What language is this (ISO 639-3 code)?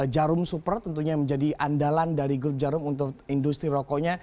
ind